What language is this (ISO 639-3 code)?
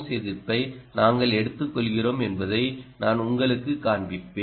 tam